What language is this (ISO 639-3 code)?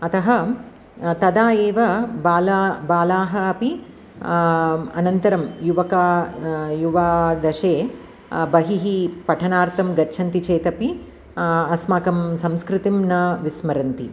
san